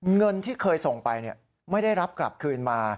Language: Thai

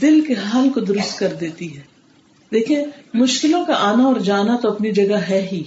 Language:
Urdu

